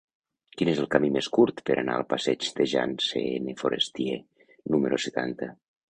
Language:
Catalan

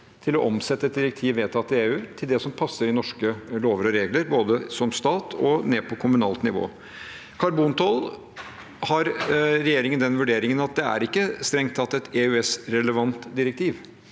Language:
Norwegian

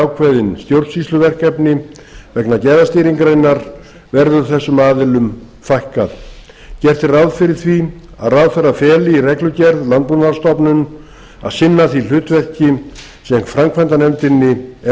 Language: Icelandic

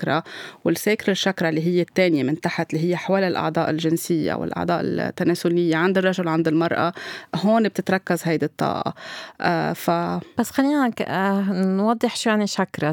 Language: Arabic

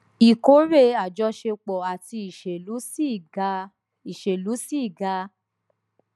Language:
Yoruba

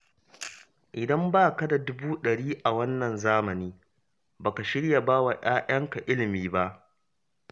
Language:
Hausa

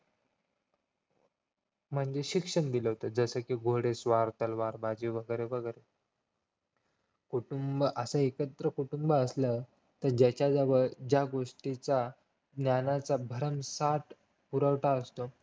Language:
Marathi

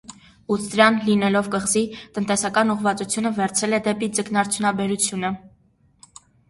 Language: Armenian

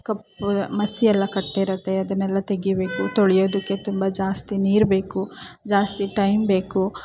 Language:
Kannada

